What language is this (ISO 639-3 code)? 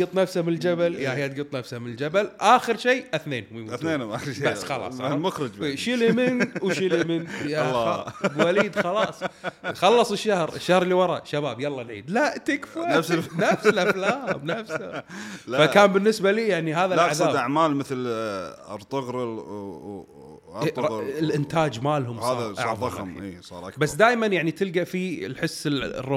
ara